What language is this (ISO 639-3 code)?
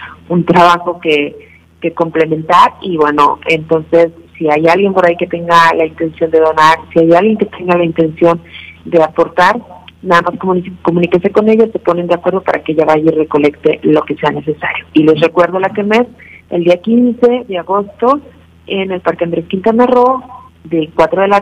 spa